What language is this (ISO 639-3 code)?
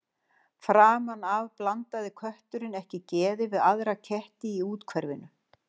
isl